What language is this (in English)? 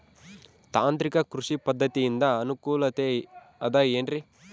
Kannada